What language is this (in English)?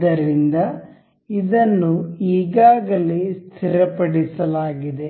Kannada